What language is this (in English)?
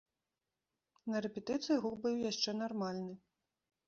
Belarusian